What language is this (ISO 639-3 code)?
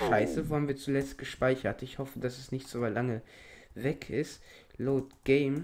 deu